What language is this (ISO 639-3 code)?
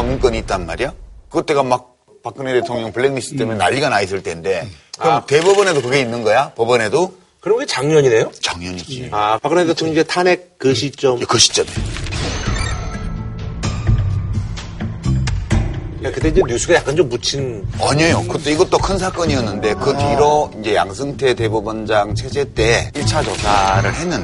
kor